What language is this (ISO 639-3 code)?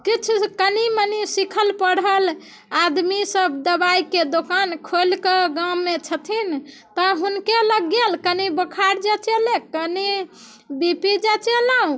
mai